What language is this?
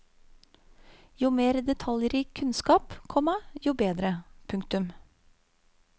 Norwegian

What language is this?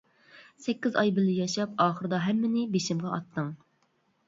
Uyghur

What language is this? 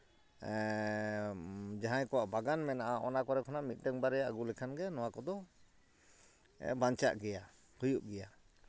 Santali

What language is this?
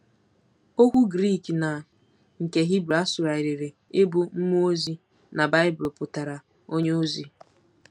Igbo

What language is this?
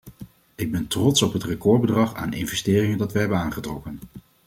Dutch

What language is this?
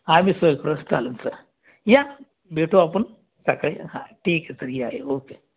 Marathi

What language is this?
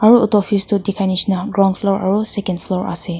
Naga Pidgin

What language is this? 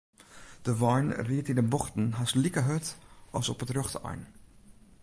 Western Frisian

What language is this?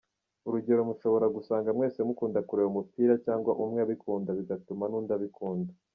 Kinyarwanda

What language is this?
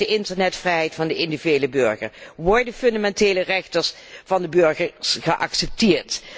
Dutch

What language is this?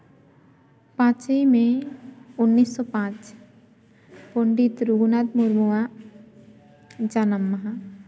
Santali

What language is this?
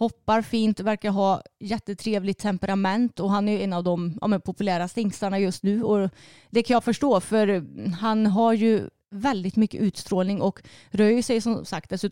Swedish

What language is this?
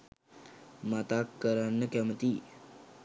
Sinhala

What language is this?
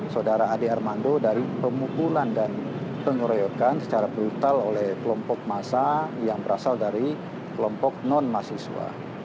Indonesian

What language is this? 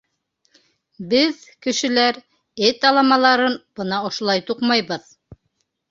Bashkir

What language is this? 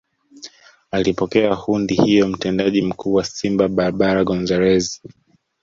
Swahili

